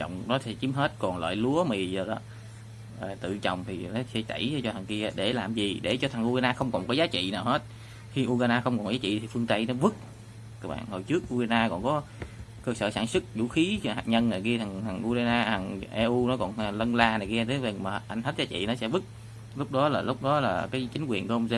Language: Vietnamese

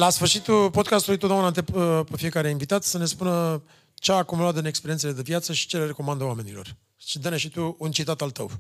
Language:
Romanian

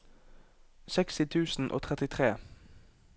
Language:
Norwegian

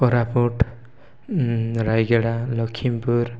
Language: Odia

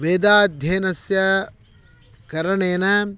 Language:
Sanskrit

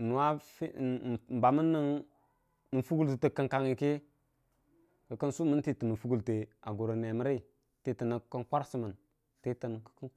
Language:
Dijim-Bwilim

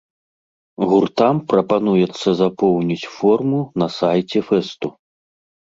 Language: Belarusian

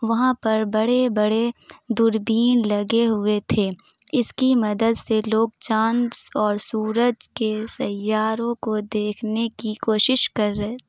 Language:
Urdu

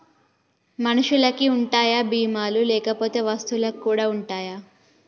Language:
Telugu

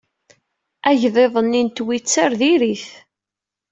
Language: Kabyle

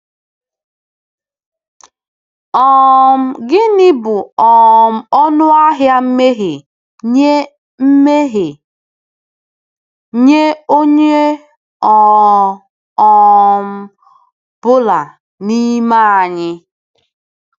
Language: Igbo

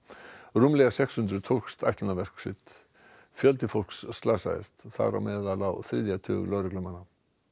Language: Icelandic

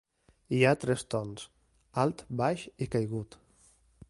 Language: Catalan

